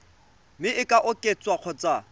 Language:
Tswana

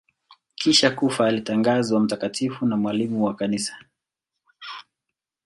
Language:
Swahili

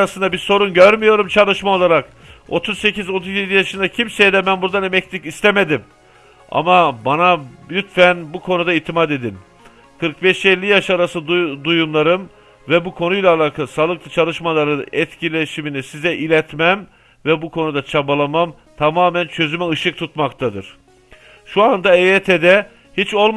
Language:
Turkish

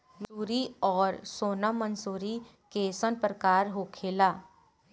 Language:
Bhojpuri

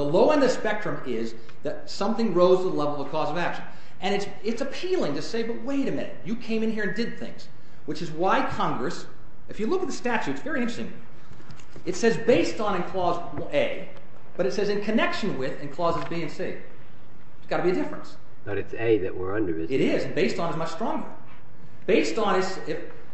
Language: English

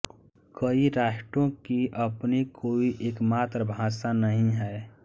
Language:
Hindi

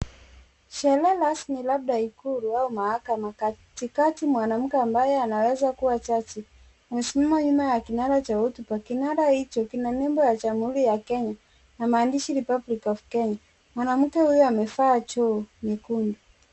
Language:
Swahili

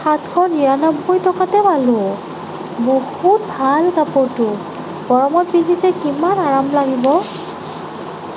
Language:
Assamese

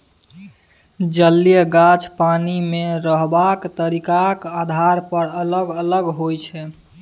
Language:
Maithili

